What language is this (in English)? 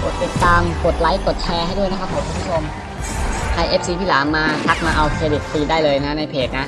Thai